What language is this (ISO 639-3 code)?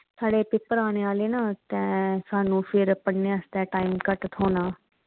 doi